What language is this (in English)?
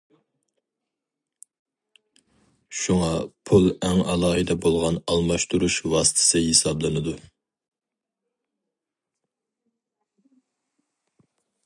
Uyghur